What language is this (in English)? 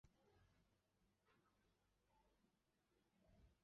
Chinese